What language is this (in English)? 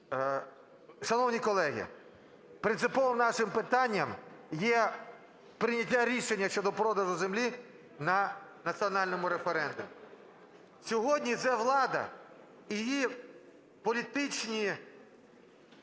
Ukrainian